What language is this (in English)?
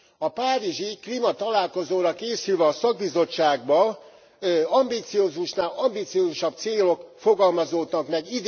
Hungarian